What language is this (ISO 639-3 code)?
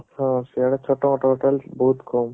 ori